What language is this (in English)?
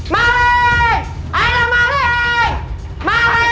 Indonesian